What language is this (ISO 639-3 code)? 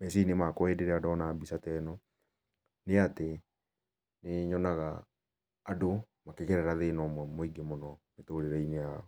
kik